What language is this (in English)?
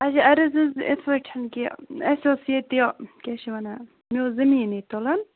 Kashmiri